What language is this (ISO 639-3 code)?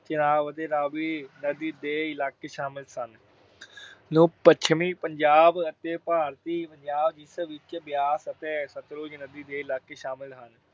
pan